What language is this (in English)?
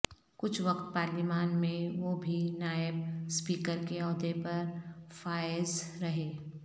Urdu